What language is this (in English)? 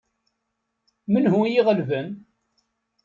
Kabyle